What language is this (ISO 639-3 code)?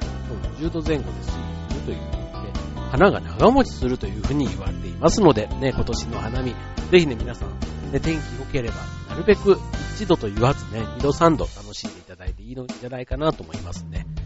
jpn